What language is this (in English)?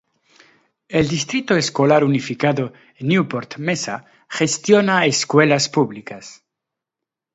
Spanish